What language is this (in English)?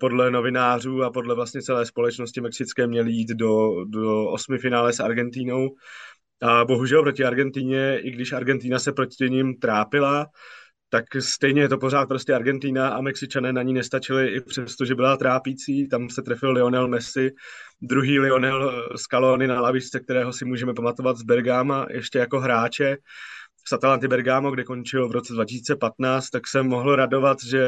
Czech